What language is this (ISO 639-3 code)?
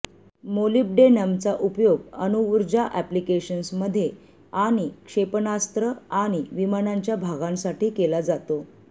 mar